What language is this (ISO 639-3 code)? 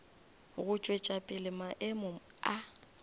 nso